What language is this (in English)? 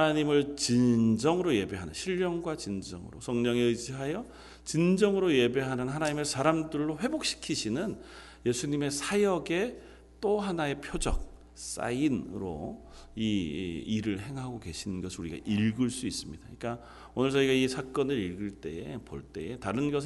Korean